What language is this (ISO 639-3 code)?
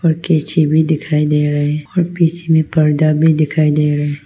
hin